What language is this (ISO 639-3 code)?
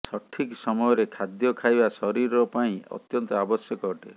ori